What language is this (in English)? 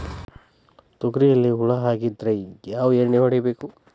Kannada